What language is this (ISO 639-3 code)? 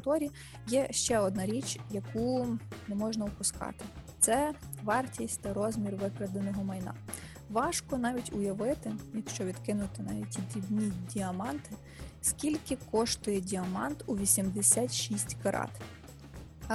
ukr